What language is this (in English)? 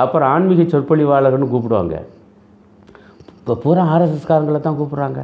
Tamil